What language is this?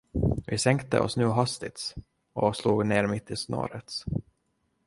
Swedish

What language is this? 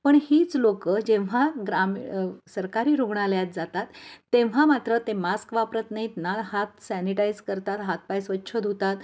Marathi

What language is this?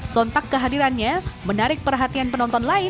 Indonesian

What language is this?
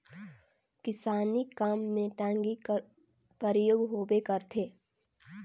Chhattisgarhi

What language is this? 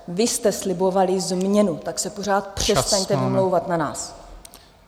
Czech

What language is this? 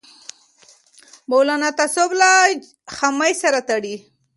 Pashto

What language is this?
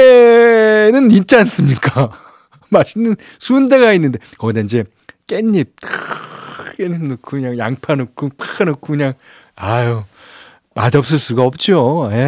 Korean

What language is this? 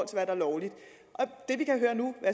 Danish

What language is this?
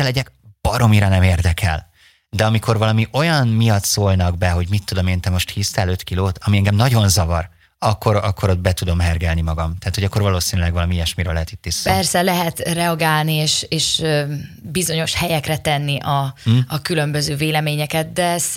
Hungarian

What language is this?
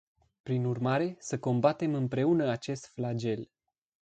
Romanian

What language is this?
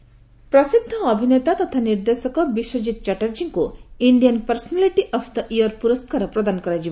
Odia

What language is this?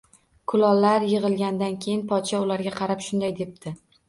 Uzbek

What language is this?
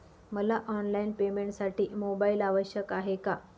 Marathi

